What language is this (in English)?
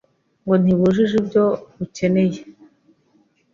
Kinyarwanda